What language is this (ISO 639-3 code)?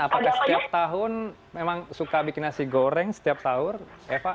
ind